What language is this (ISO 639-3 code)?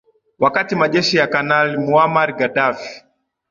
swa